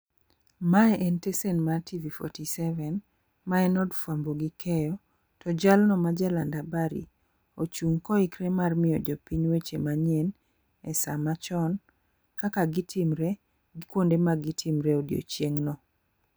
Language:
Luo (Kenya and Tanzania)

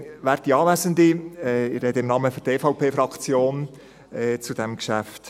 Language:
Swiss German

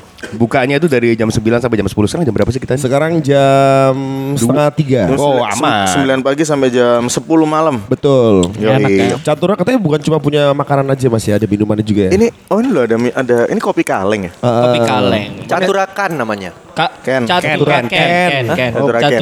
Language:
Indonesian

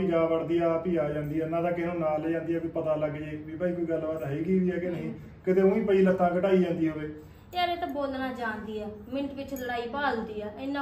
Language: Punjabi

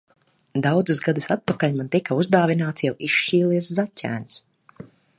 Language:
Latvian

